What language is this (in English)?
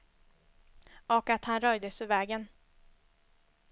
Swedish